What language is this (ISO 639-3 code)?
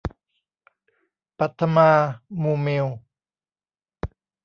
tha